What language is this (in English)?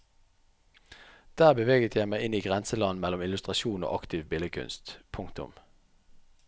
Norwegian